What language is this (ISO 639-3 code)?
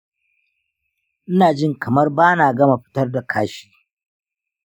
hau